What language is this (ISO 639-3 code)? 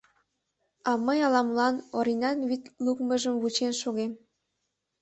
chm